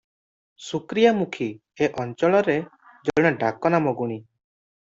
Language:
Odia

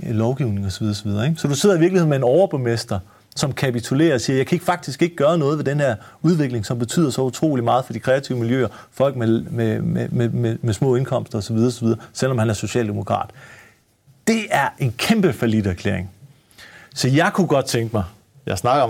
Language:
Danish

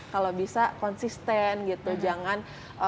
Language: Indonesian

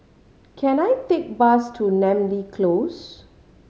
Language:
English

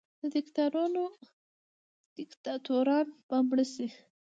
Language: Pashto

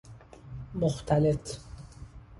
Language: Persian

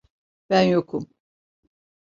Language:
Turkish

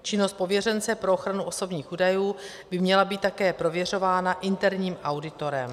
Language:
Czech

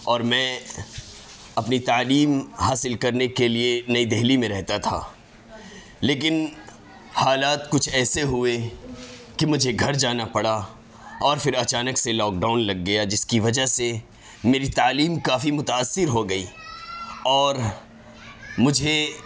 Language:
Urdu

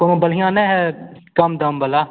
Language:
Hindi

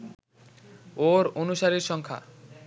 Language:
Bangla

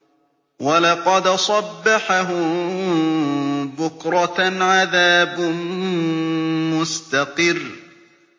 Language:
Arabic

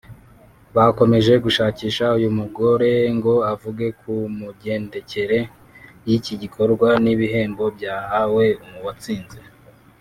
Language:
Kinyarwanda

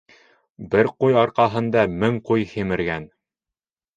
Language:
Bashkir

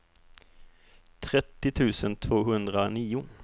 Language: Swedish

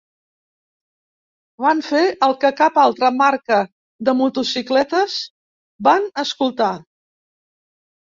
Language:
Catalan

